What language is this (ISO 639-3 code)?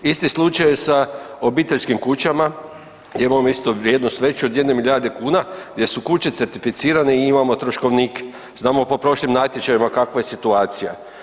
hrv